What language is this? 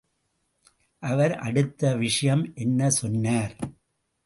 Tamil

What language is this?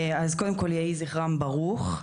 Hebrew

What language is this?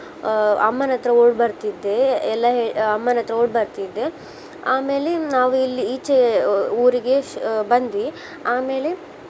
Kannada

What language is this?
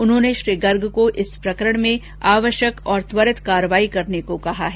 Hindi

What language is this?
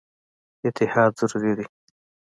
Pashto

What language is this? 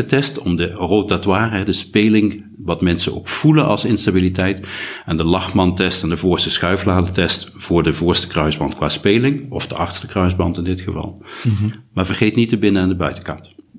Dutch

